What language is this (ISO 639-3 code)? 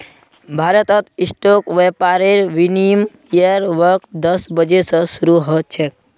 mag